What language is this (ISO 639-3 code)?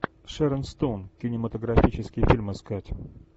rus